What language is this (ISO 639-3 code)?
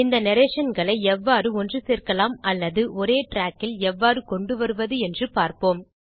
tam